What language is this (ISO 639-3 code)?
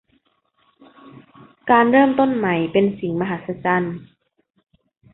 tha